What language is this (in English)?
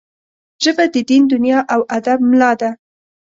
Pashto